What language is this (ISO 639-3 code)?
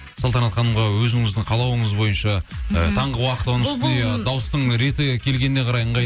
kaz